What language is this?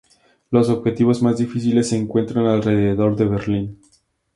Spanish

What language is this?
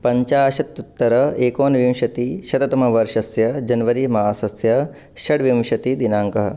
Sanskrit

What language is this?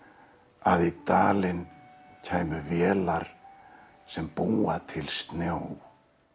Icelandic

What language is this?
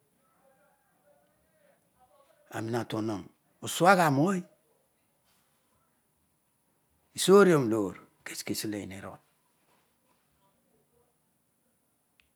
Odual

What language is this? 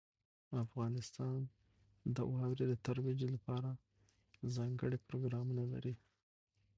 Pashto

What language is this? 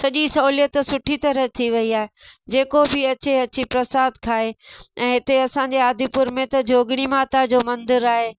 Sindhi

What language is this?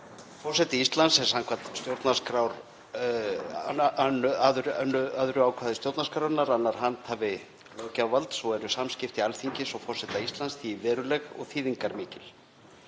Icelandic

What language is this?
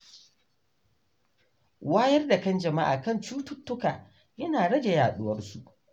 Hausa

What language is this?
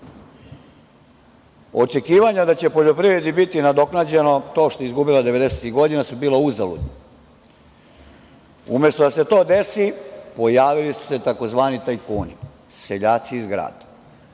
Serbian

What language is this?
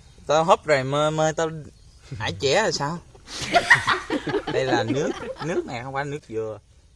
Vietnamese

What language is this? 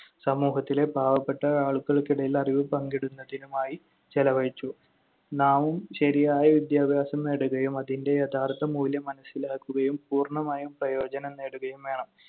Malayalam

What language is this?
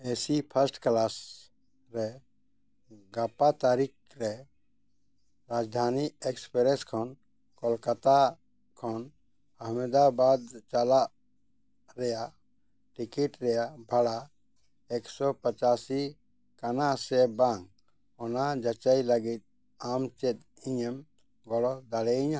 Santali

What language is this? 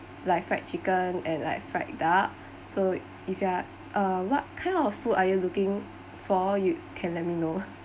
English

